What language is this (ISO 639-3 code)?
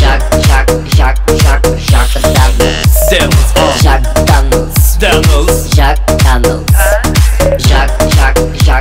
tur